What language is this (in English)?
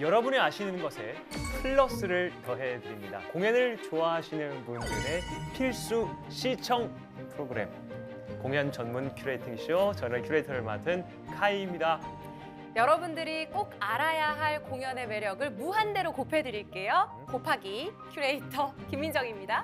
Korean